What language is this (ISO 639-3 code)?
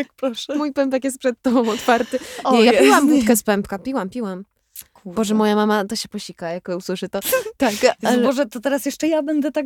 pol